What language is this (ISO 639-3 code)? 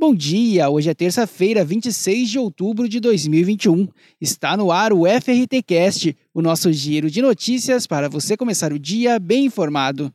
por